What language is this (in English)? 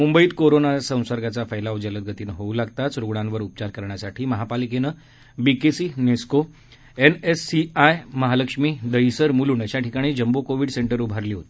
Marathi